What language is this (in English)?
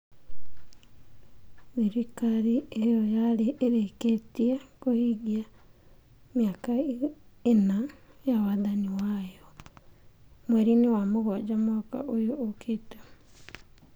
Kikuyu